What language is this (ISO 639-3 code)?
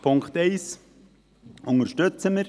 gsw